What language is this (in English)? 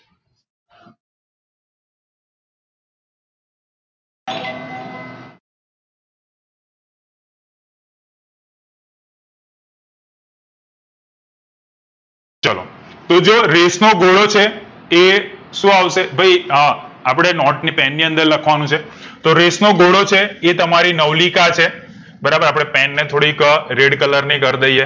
Gujarati